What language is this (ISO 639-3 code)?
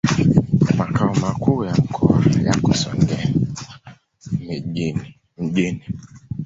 swa